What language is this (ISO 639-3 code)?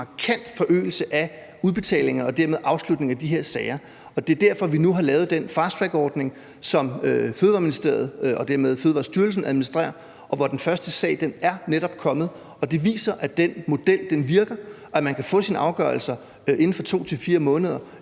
dan